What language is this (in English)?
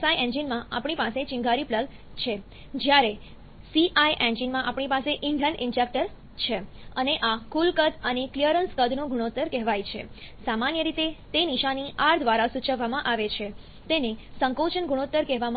Gujarati